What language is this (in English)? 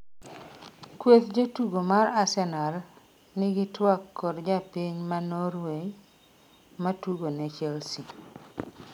Luo (Kenya and Tanzania)